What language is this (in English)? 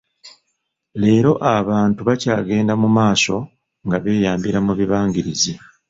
Ganda